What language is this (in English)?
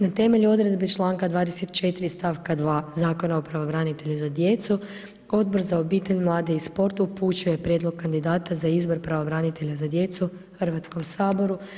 Croatian